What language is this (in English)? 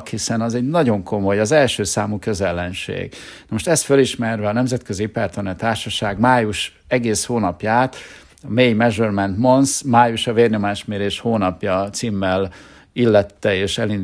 Hungarian